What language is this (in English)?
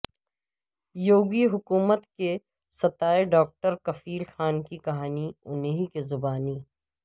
Urdu